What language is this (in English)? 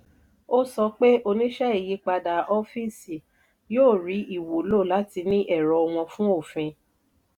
Yoruba